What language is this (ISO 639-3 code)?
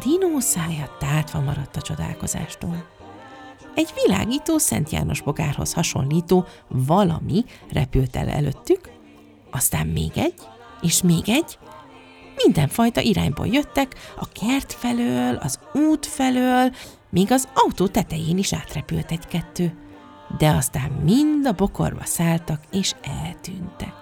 hun